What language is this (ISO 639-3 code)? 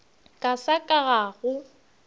nso